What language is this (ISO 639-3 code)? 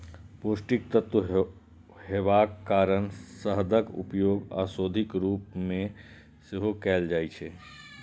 mai